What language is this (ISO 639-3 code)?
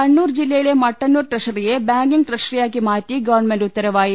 mal